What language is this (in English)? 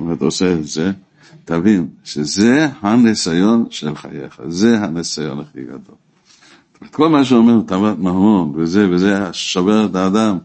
Hebrew